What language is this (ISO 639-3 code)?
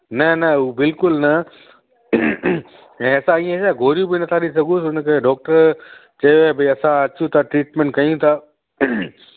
snd